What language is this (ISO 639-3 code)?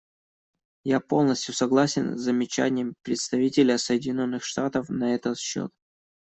rus